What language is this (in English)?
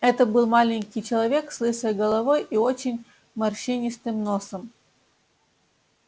Russian